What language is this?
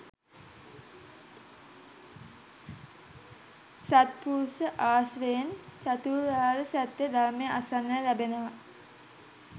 Sinhala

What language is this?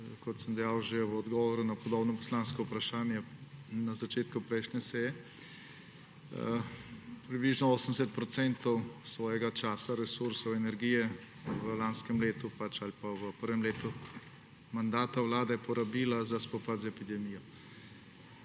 Slovenian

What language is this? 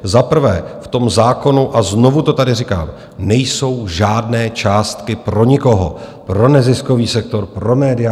Czech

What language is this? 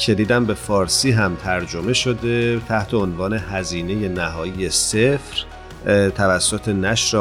Persian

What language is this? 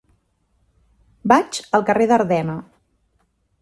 Catalan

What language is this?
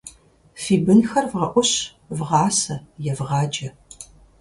Kabardian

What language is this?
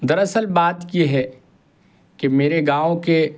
Urdu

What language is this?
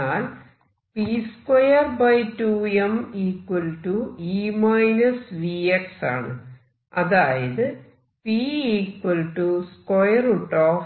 Malayalam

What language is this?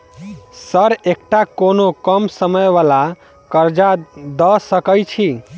Maithili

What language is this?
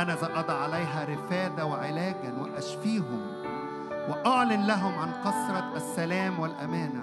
Arabic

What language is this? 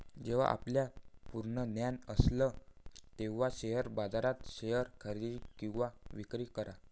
Marathi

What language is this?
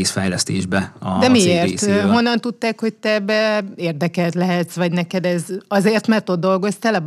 Hungarian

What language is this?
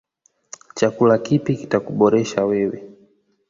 Swahili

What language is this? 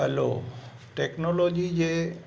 Sindhi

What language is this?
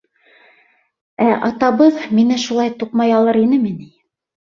Bashkir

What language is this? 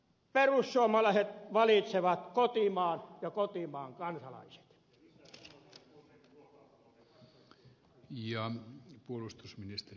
Finnish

